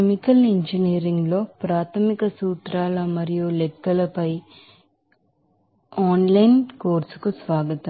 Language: Telugu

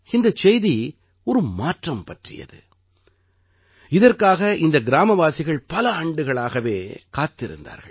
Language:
Tamil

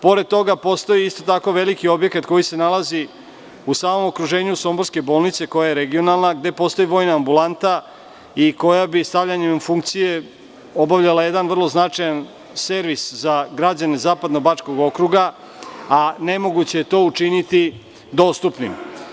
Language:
Serbian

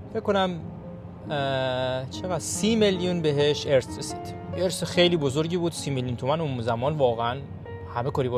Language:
Persian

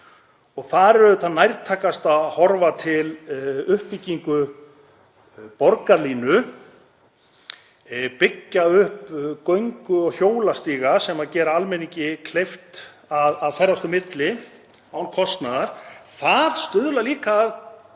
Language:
Icelandic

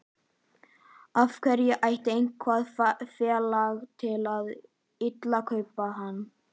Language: Icelandic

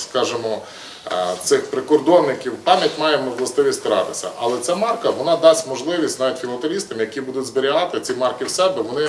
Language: Ukrainian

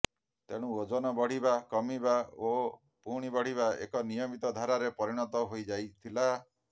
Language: Odia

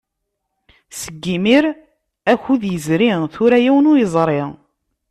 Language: Kabyle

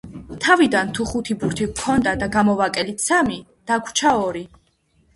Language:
Georgian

